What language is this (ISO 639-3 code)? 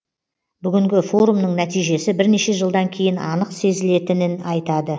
kaz